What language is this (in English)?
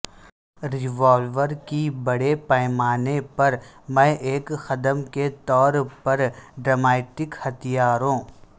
Urdu